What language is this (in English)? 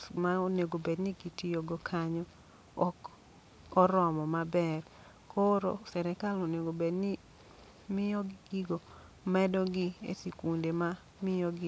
Luo (Kenya and Tanzania)